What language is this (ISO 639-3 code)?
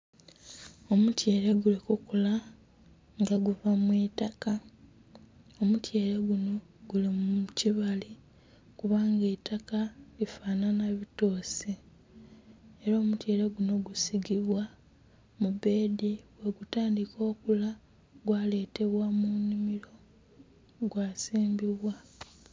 xog